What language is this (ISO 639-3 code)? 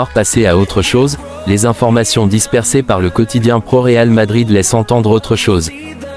fra